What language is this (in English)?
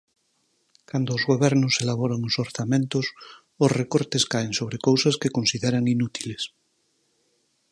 Galician